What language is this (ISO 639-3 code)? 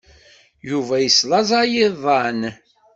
kab